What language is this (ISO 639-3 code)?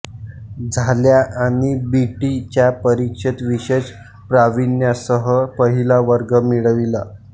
mar